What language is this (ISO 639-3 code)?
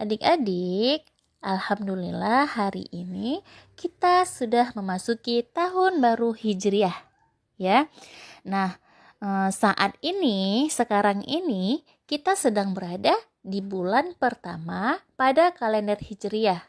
ind